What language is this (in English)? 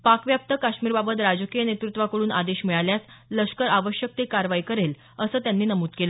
Marathi